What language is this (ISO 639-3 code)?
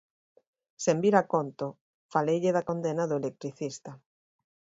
glg